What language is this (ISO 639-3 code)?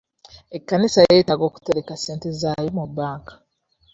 lug